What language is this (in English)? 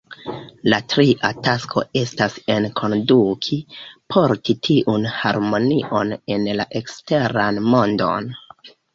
Esperanto